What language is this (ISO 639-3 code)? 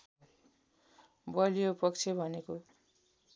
nep